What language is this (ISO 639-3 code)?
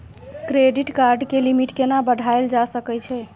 mai